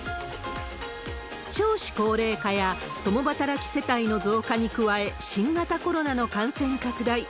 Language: Japanese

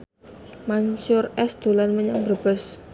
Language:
Javanese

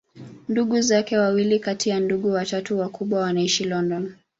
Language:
Swahili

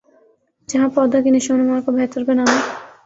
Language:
Urdu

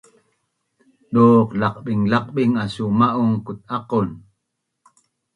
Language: Bunun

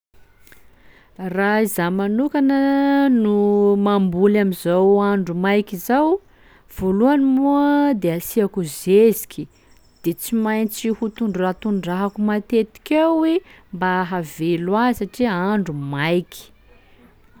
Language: Sakalava Malagasy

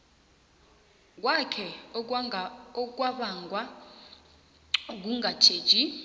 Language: South Ndebele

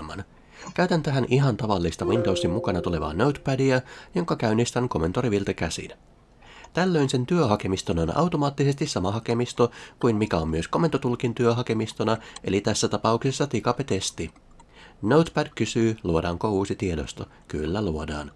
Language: Finnish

